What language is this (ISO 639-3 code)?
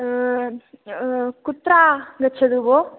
san